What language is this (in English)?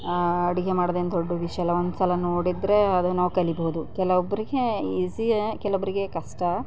Kannada